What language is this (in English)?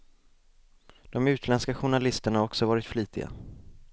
Swedish